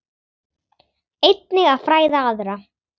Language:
Icelandic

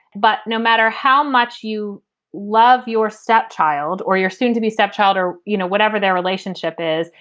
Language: English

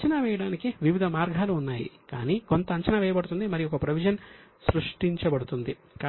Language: Telugu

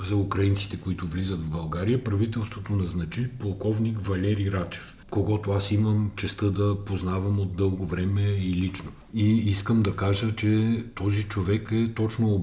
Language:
Bulgarian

